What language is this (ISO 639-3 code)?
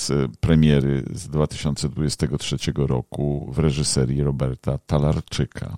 pol